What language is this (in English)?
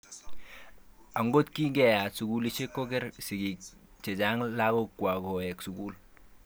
Kalenjin